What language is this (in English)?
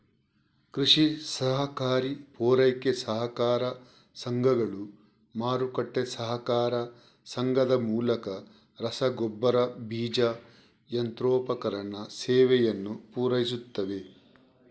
Kannada